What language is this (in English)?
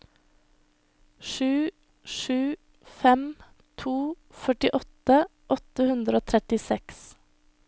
Norwegian